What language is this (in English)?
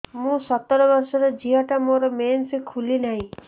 Odia